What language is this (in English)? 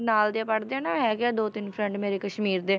Punjabi